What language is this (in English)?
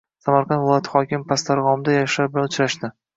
Uzbek